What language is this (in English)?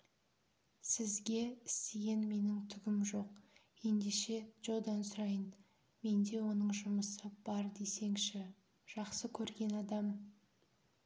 Kazakh